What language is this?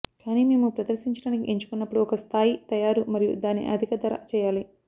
Telugu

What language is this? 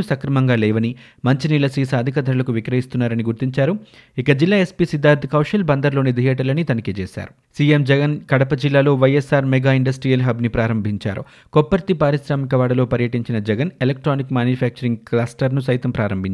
Telugu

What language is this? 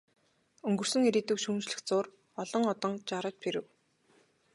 Mongolian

